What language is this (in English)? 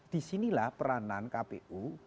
Indonesian